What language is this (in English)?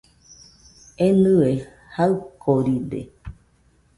Nüpode Huitoto